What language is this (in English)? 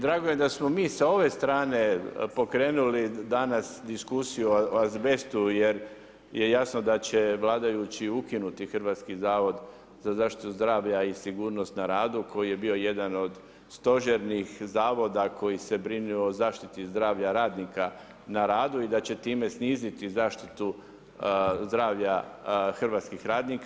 Croatian